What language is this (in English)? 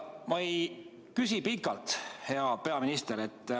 Estonian